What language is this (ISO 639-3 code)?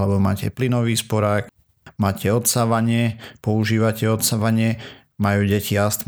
slk